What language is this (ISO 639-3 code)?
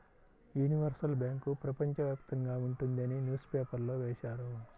tel